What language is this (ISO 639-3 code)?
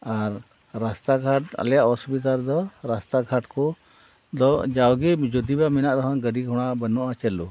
sat